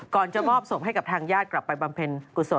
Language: Thai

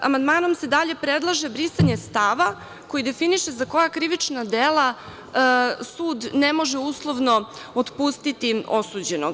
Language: Serbian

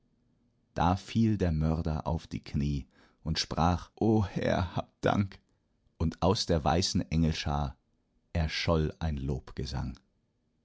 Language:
German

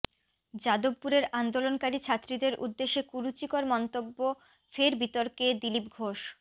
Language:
Bangla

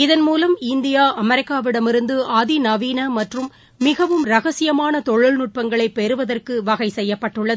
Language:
Tamil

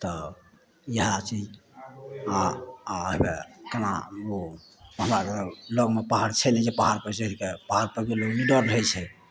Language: Maithili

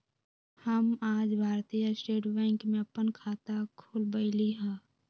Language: Magahi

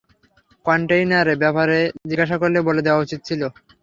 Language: Bangla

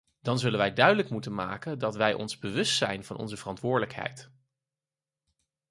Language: Dutch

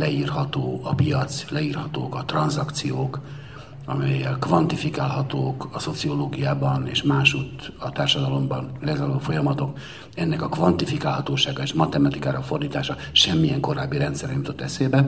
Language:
Hungarian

